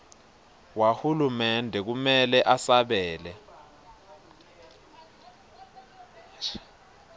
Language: Swati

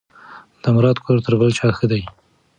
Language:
Pashto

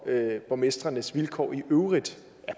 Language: Danish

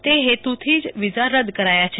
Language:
Gujarati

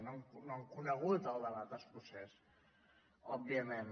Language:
Catalan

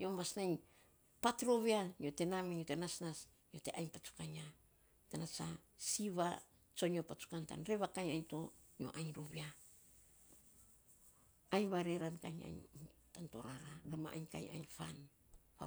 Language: Saposa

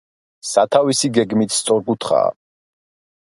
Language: Georgian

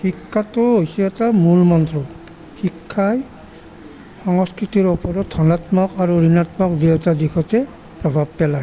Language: Assamese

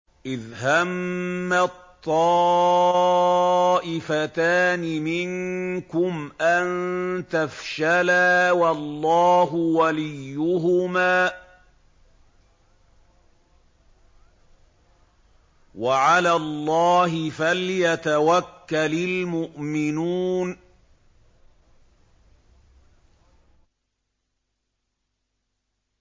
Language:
Arabic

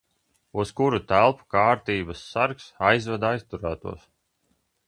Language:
Latvian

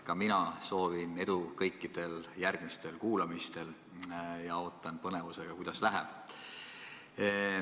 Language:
Estonian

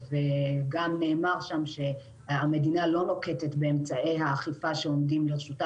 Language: Hebrew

